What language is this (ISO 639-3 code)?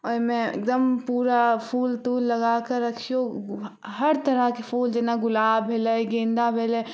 mai